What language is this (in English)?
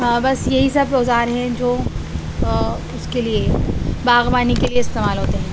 Urdu